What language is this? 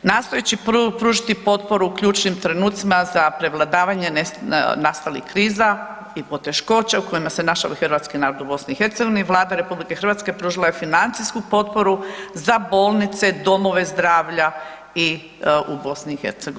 Croatian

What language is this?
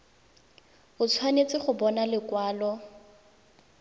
Tswana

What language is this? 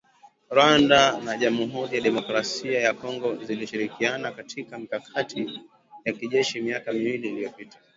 Swahili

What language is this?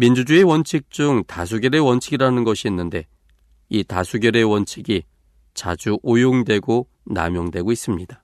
Korean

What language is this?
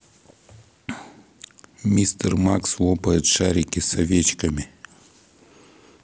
Russian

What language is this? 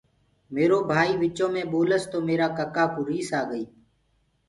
Gurgula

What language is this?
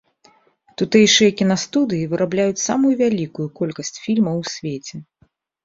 Belarusian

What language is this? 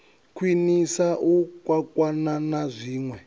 Venda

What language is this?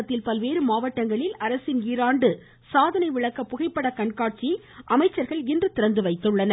Tamil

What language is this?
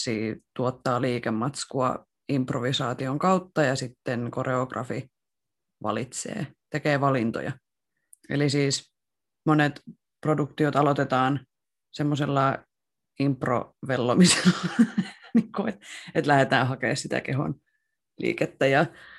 Finnish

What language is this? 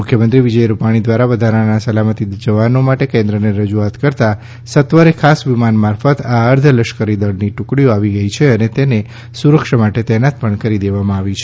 Gujarati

